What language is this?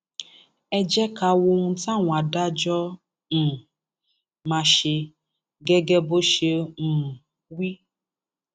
Yoruba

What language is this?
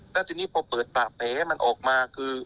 Thai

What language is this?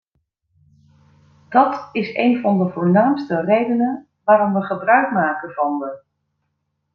Dutch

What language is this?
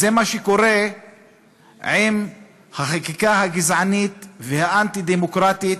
Hebrew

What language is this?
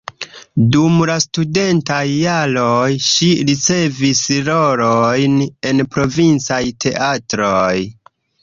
Esperanto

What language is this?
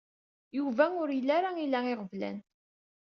Kabyle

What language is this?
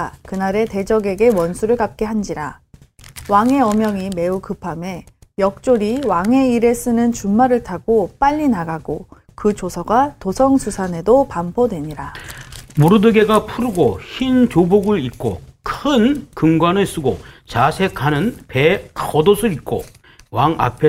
Korean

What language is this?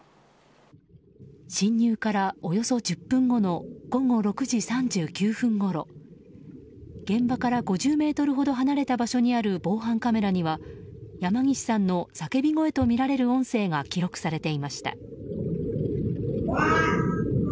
Japanese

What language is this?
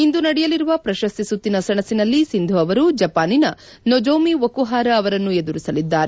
Kannada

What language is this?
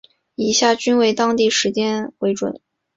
Chinese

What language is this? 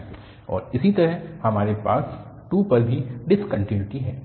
Hindi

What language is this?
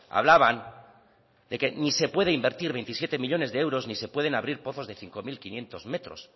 Spanish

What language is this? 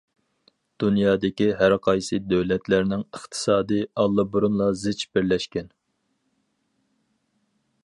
Uyghur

